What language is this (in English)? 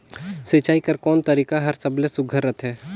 Chhattisgarhi